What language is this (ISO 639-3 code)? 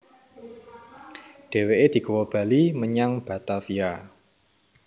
jav